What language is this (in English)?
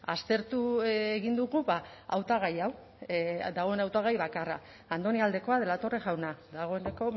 Basque